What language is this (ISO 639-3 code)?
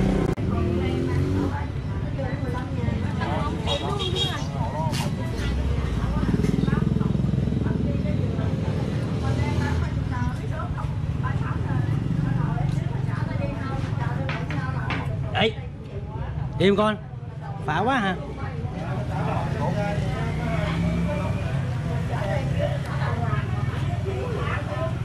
vie